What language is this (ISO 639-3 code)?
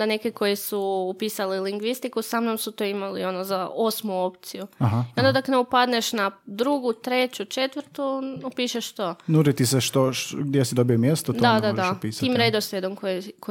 hrv